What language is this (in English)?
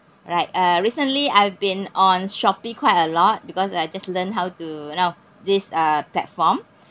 English